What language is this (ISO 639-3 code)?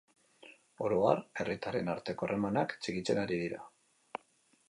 eus